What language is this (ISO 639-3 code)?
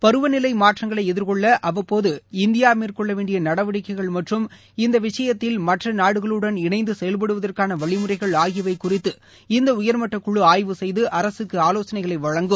tam